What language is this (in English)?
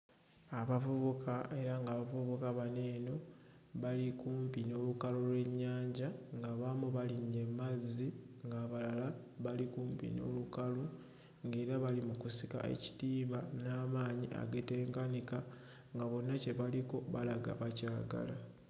Ganda